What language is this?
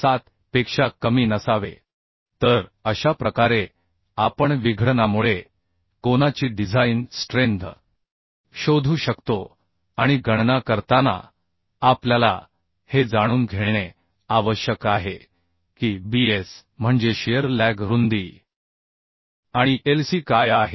Marathi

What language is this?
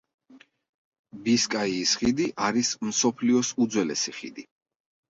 Georgian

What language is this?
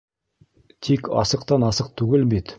Bashkir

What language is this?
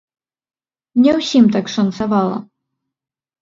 Belarusian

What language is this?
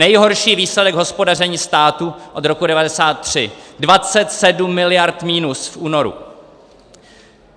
Czech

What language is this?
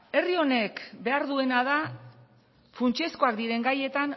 Basque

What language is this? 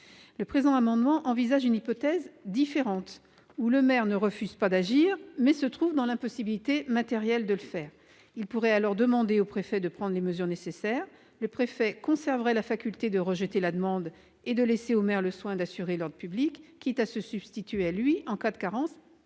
French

